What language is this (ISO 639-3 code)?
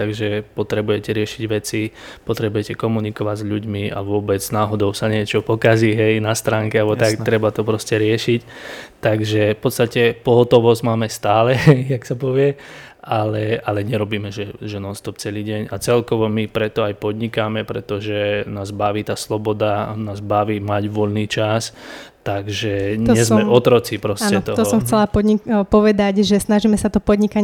slk